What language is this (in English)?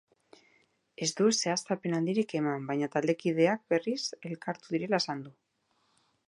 Basque